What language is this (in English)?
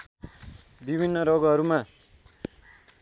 Nepali